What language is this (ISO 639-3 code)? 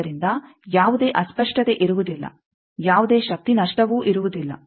kan